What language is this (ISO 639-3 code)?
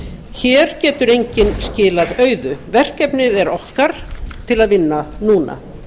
isl